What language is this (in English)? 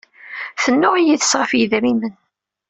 Kabyle